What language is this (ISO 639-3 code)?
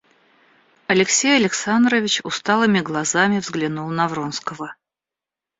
rus